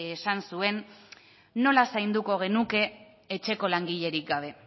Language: Basque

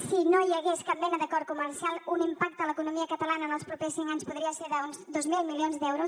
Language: Catalan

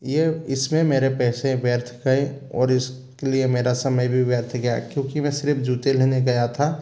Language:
Hindi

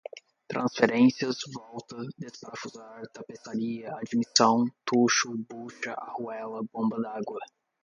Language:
Portuguese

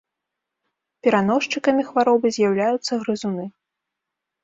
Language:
Belarusian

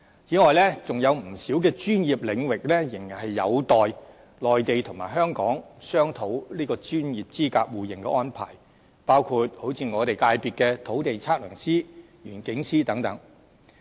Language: Cantonese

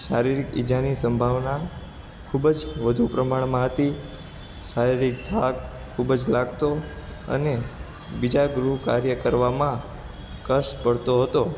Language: Gujarati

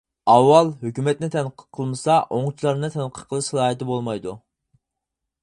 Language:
Uyghur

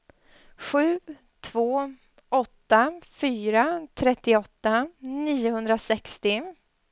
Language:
Swedish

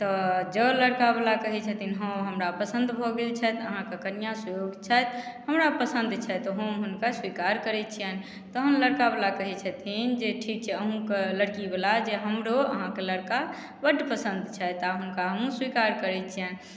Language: Maithili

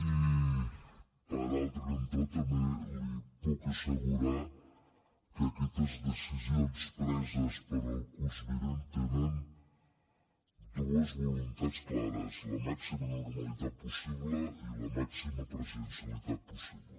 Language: Catalan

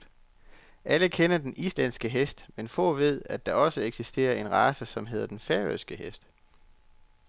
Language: Danish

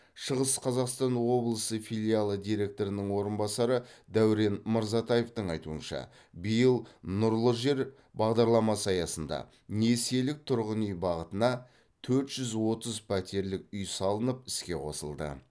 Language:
Kazakh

